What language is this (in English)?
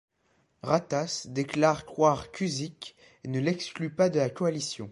French